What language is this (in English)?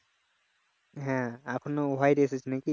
Bangla